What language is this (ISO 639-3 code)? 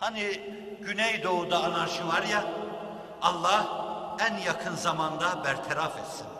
tur